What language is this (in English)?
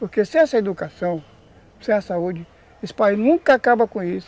Portuguese